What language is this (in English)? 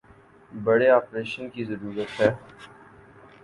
Urdu